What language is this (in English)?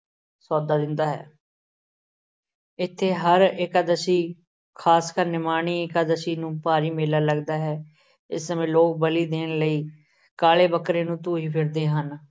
Punjabi